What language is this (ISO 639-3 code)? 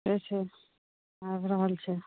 mai